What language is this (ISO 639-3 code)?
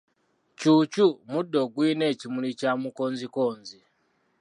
lug